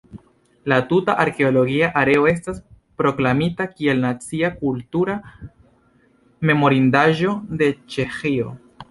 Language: Esperanto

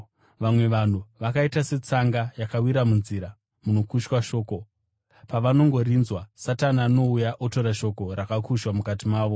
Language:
Shona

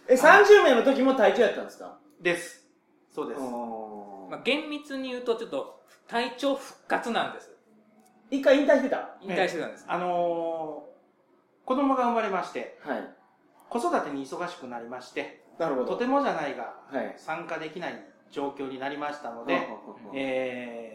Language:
Japanese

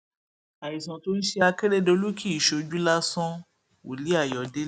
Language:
Yoruba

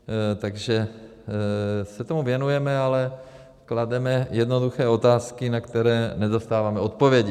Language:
Czech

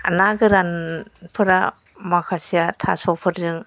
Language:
Bodo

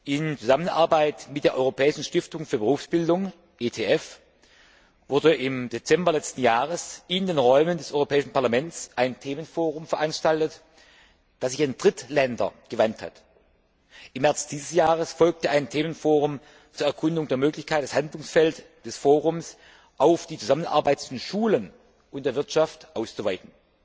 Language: German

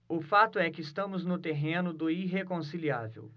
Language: Portuguese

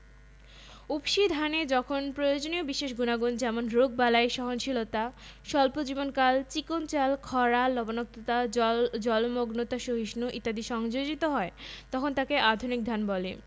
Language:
Bangla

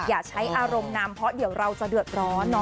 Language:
Thai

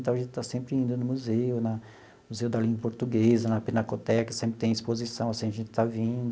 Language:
Portuguese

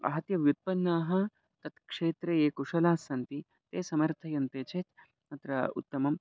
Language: Sanskrit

